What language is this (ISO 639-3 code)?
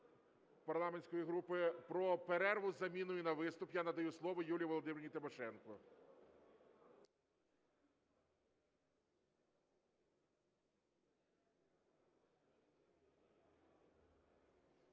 ukr